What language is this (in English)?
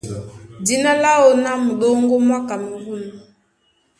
Duala